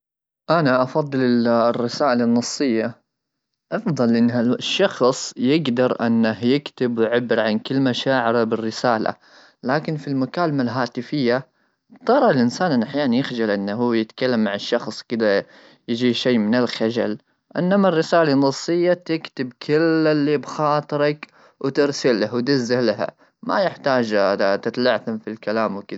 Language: Gulf Arabic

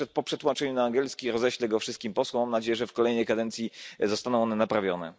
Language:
Polish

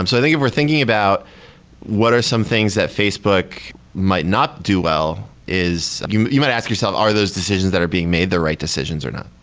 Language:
English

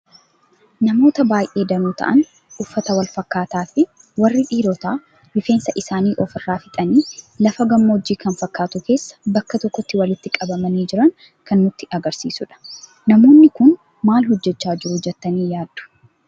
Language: Oromo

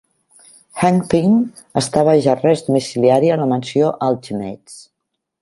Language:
Catalan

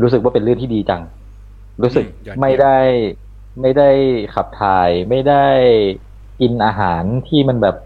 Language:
Thai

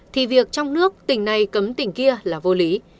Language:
Vietnamese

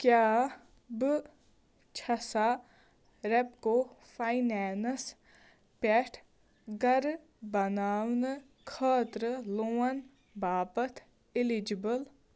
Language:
Kashmiri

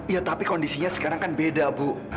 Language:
Indonesian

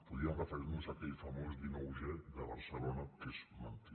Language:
Catalan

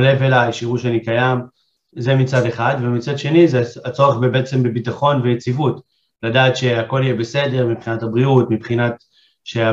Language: Hebrew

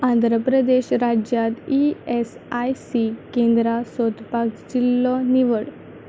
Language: Konkani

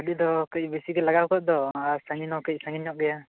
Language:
Santali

